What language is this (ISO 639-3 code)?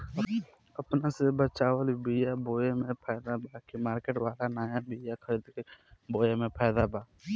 bho